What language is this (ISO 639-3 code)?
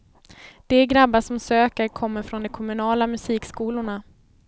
swe